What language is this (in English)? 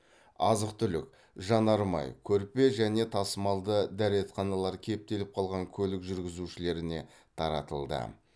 Kazakh